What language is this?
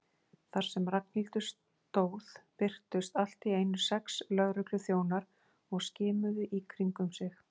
Icelandic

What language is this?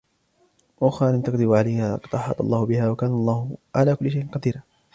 Arabic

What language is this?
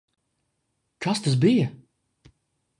Latvian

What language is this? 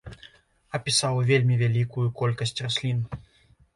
Belarusian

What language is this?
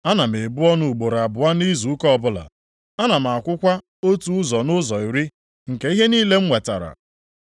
Igbo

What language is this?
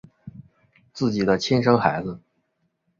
Chinese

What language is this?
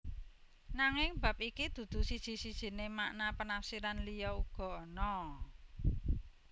Javanese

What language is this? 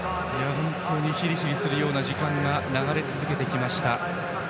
Japanese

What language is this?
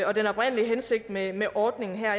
Danish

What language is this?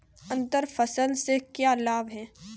Hindi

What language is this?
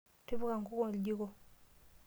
Masai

